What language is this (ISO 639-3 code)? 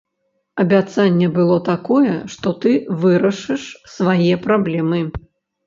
bel